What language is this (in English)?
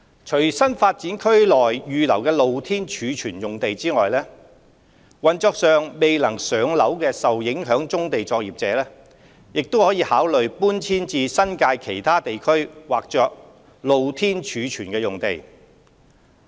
Cantonese